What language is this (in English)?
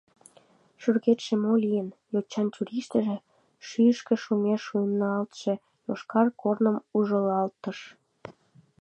Mari